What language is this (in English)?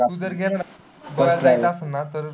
Marathi